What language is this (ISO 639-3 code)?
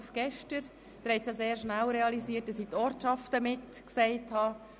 gsw